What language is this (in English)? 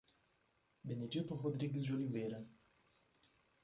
Portuguese